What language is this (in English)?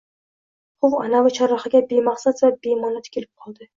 Uzbek